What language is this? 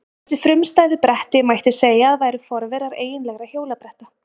Icelandic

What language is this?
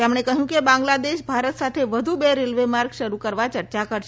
Gujarati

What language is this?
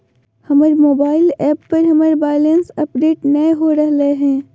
Magahi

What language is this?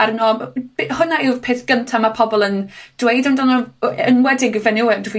Welsh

